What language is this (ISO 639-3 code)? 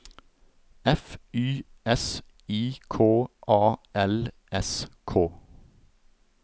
nor